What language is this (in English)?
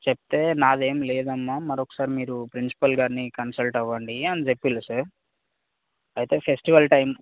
Telugu